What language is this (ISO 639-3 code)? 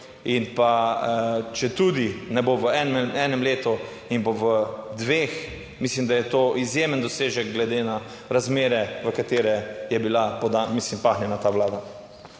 slv